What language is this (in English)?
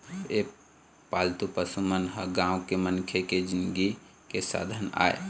Chhattisgarhi